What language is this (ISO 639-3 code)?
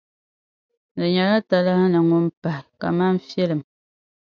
dag